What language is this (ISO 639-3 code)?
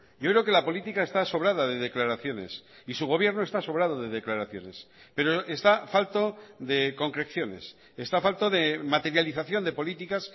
spa